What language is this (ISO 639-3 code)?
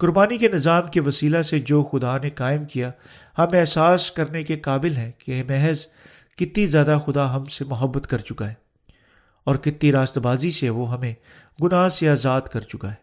urd